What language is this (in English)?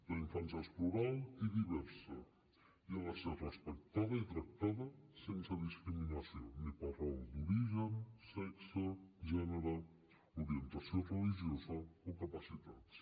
Catalan